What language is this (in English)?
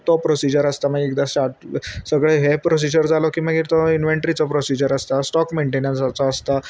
Konkani